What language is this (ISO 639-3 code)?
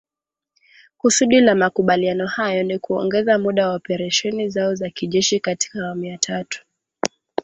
swa